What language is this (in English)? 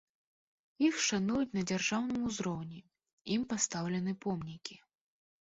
Belarusian